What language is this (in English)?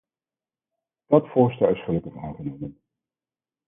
Dutch